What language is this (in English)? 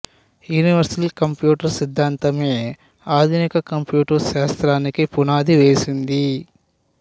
Telugu